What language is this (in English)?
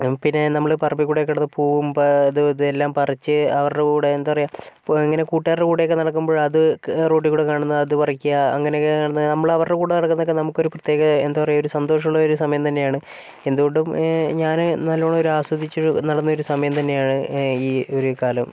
Malayalam